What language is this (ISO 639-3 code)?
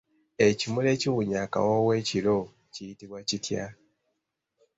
lug